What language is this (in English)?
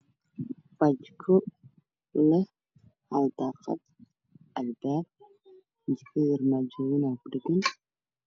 Somali